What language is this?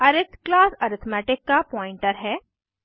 Hindi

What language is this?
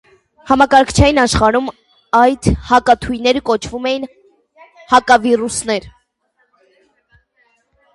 Armenian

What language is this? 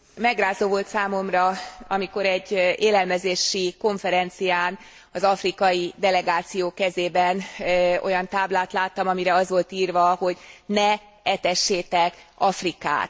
Hungarian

